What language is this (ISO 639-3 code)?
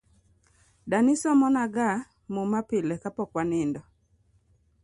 luo